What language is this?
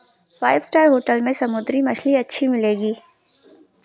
Hindi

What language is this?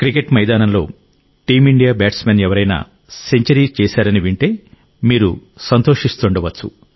Telugu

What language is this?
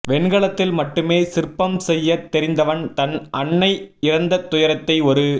Tamil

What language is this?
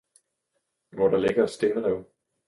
Danish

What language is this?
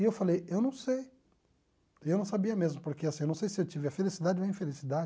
Portuguese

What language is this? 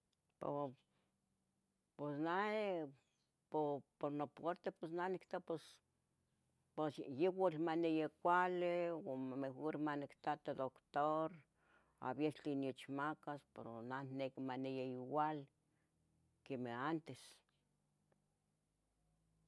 Tetelcingo Nahuatl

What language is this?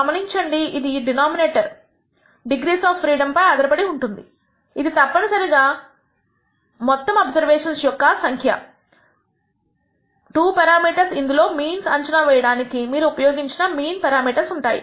Telugu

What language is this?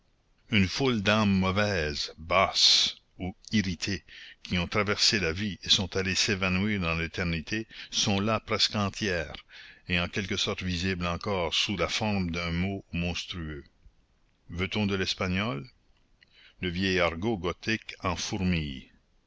French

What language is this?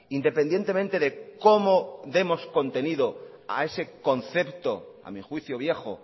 Spanish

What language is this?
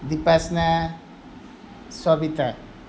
Nepali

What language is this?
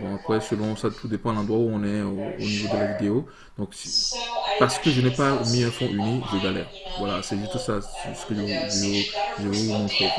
French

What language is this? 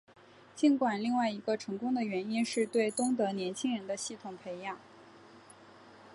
Chinese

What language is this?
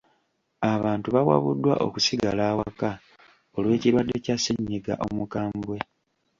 Ganda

